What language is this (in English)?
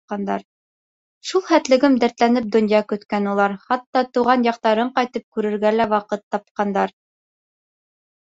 Bashkir